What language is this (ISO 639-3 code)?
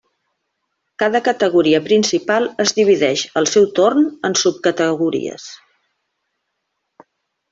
cat